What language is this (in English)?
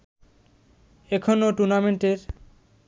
Bangla